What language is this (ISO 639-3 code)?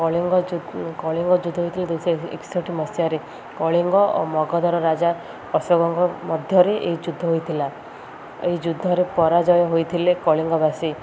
ori